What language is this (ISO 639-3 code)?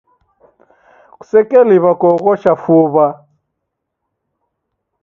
dav